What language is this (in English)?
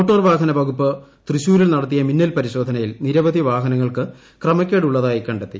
Malayalam